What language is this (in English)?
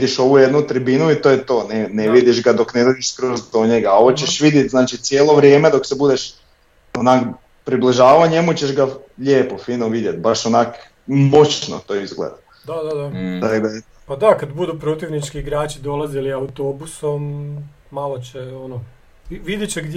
Croatian